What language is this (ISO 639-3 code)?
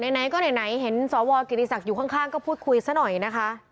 tha